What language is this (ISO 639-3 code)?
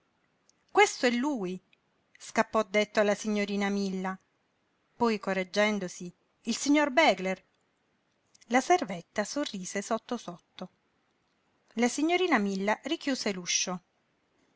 ita